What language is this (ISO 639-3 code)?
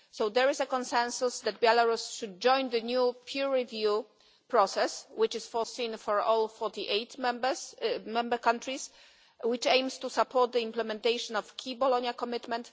eng